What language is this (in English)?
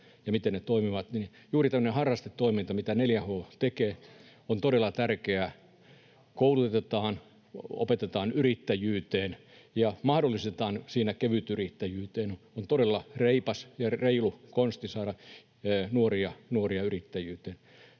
Finnish